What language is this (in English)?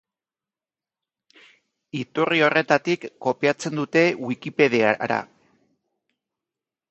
Basque